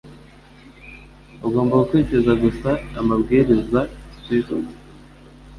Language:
Kinyarwanda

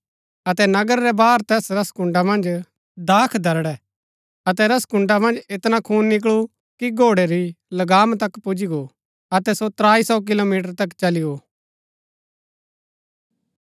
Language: Gaddi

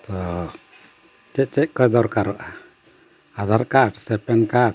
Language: Santali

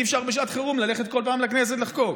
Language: Hebrew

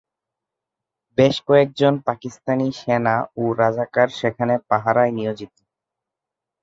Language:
Bangla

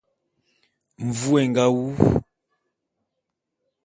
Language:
Bulu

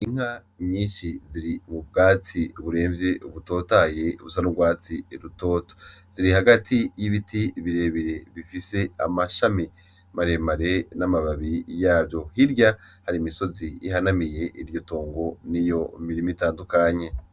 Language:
Rundi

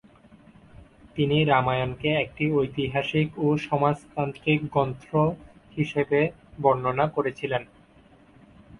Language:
Bangla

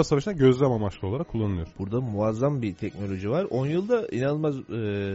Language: Turkish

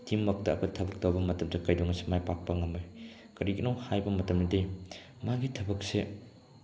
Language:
Manipuri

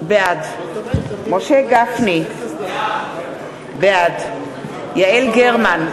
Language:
Hebrew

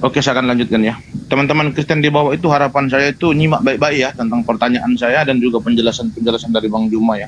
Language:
Indonesian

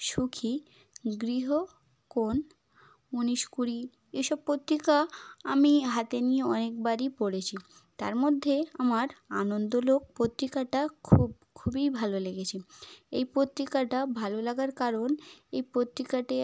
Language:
Bangla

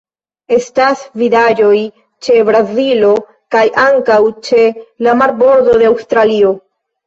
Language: Esperanto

